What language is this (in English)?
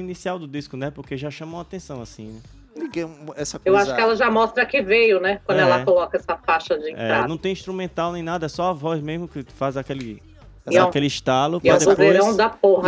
Portuguese